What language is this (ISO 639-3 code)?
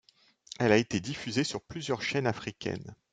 fra